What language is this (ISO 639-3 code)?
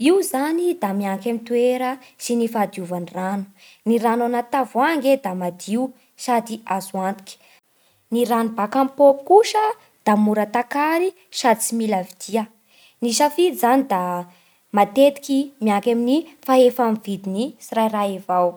bhr